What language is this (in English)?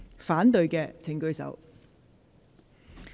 Cantonese